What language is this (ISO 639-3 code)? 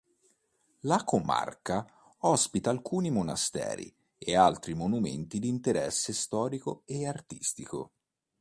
ita